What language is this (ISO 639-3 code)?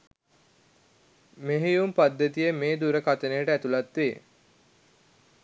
sin